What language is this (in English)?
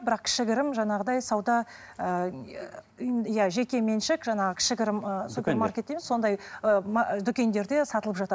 Kazakh